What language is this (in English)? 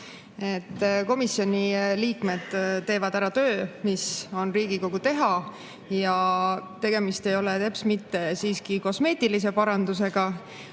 Estonian